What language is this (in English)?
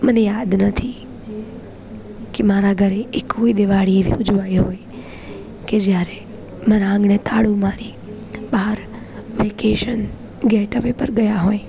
Gujarati